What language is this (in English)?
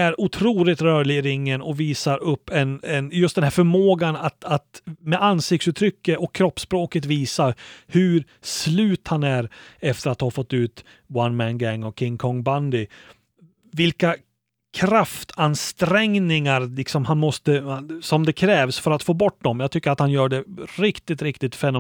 Swedish